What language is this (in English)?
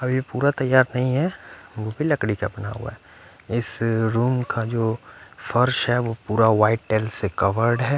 Hindi